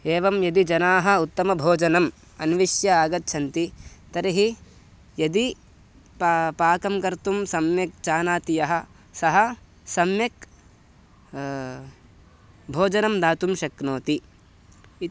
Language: Sanskrit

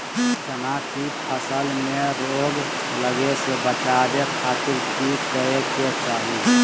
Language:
Magahi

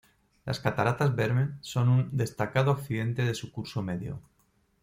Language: Spanish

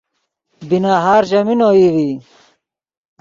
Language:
Yidgha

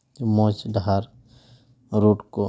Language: Santali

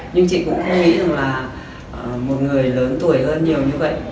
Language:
Vietnamese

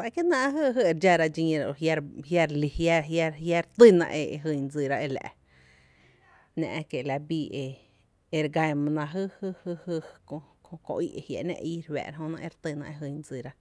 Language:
Tepinapa Chinantec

